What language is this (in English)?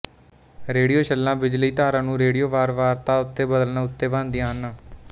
Punjabi